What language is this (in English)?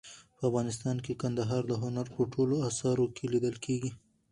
Pashto